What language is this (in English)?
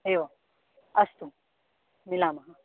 Sanskrit